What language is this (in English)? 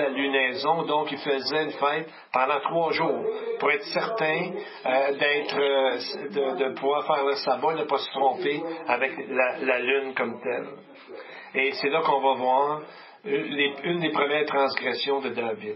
French